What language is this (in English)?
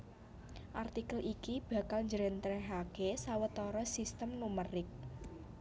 Javanese